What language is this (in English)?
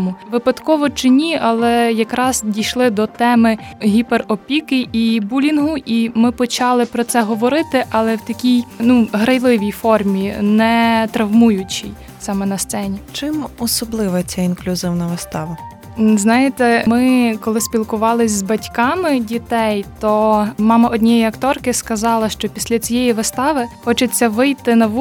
Ukrainian